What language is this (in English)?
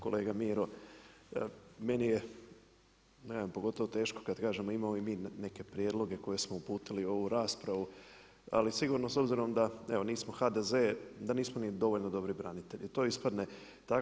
Croatian